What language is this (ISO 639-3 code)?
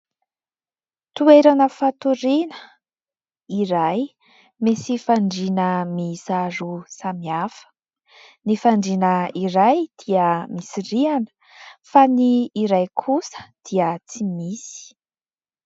mlg